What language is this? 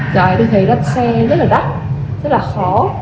Vietnamese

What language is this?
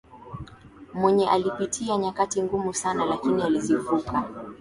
Swahili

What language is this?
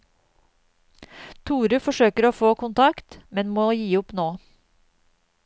Norwegian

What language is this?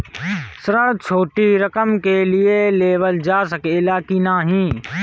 Bhojpuri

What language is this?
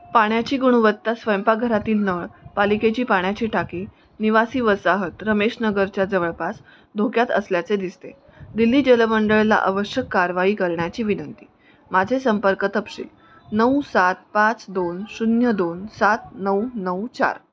Marathi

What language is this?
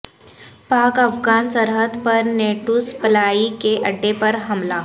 Urdu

